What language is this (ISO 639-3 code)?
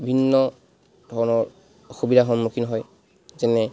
asm